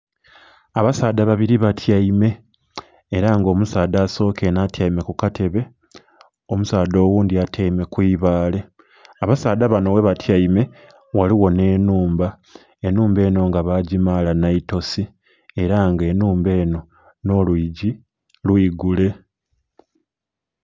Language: Soga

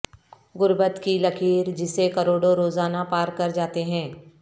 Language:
Urdu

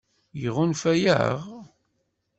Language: Kabyle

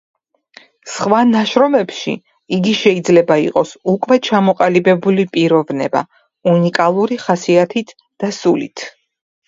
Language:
Georgian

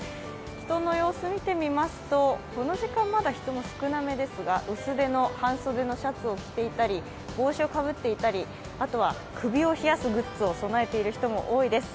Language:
Japanese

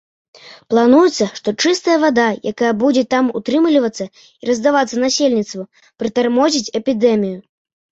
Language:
Belarusian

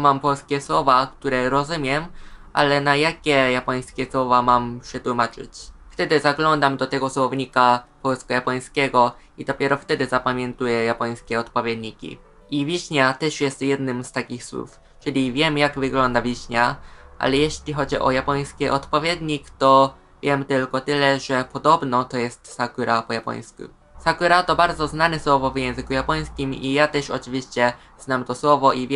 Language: Polish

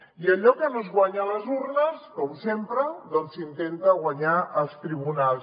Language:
Catalan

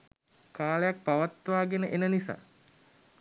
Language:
Sinhala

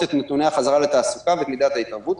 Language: Hebrew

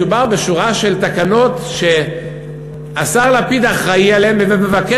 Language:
Hebrew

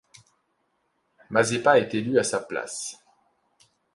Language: French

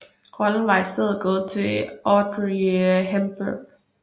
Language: Danish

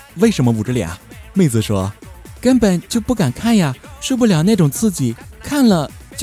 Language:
Chinese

